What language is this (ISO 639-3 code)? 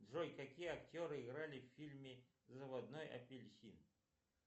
rus